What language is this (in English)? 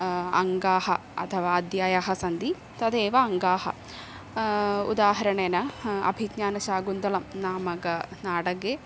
Sanskrit